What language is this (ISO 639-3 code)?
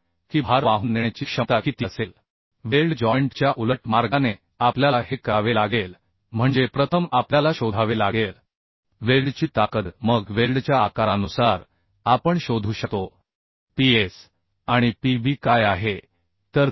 mar